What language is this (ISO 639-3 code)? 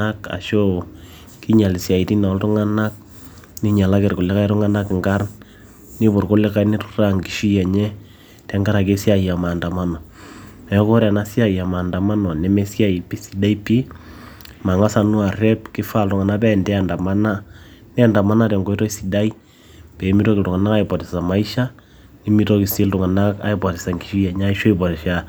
mas